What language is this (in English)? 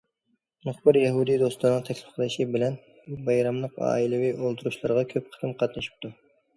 Uyghur